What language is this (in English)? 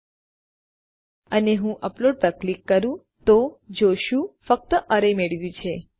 Gujarati